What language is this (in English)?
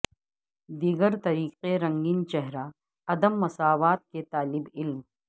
Urdu